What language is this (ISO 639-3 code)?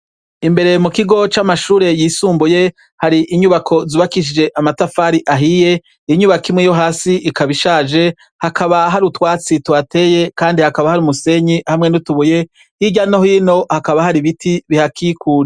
run